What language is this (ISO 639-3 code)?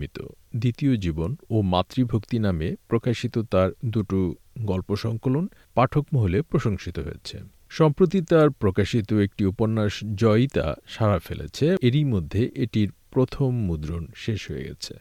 ben